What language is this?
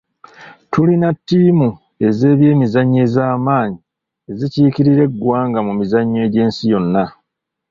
Ganda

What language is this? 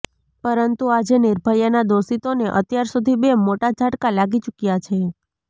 Gujarati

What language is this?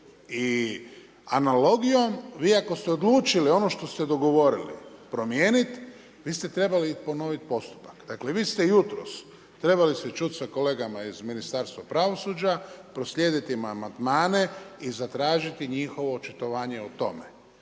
Croatian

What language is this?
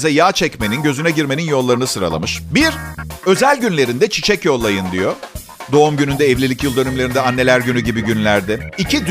Turkish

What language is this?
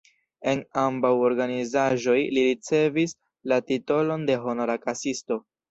Esperanto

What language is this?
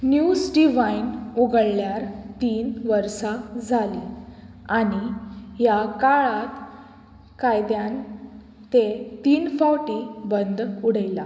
Konkani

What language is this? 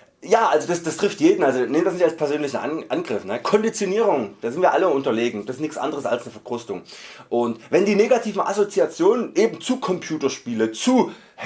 German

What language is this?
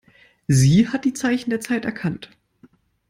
German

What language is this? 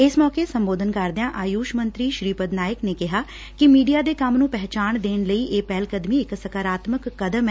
Punjabi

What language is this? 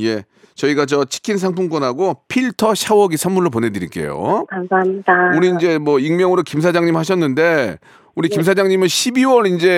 Korean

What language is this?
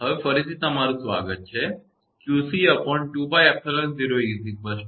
Gujarati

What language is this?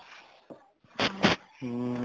Punjabi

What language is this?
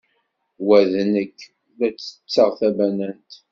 Kabyle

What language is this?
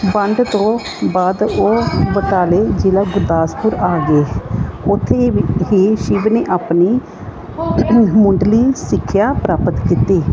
Punjabi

